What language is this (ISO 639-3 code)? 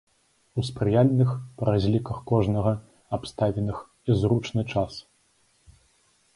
bel